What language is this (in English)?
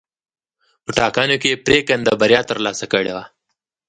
Pashto